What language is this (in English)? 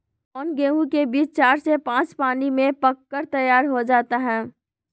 Magahi